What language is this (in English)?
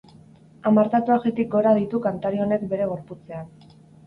Basque